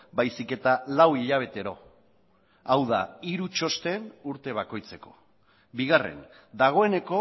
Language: Basque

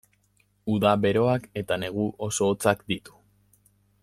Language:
Basque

